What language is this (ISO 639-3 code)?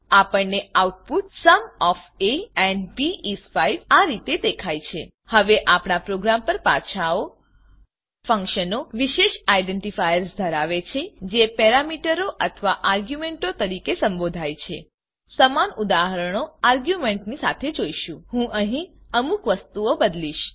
guj